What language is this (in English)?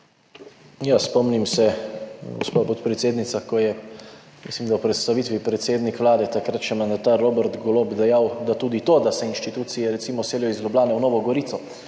Slovenian